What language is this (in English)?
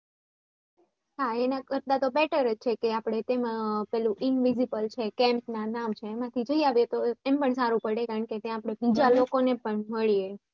Gujarati